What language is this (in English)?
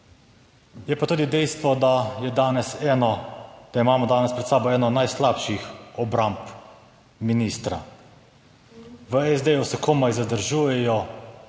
Slovenian